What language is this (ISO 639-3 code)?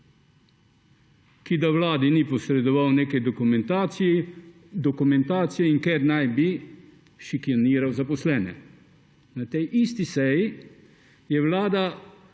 slv